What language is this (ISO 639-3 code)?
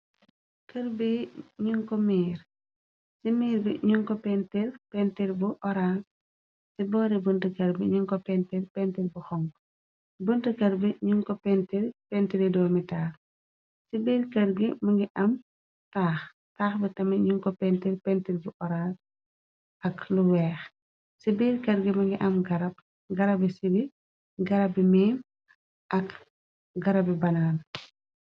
wol